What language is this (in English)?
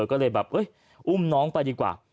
Thai